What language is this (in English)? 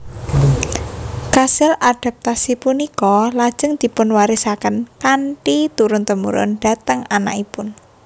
Javanese